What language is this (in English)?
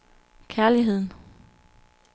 Danish